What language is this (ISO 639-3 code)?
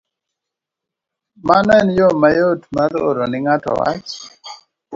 luo